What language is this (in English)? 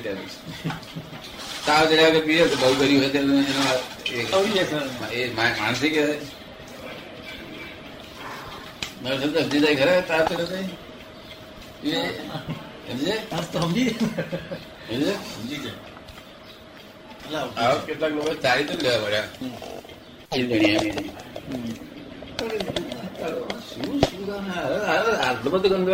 Gujarati